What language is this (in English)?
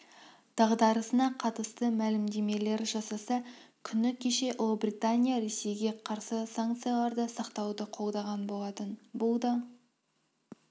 Kazakh